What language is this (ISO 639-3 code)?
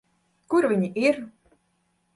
lav